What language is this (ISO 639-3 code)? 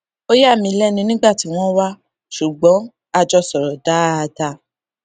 yor